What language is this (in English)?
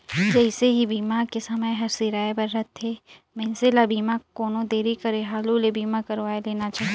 Chhattisgarhi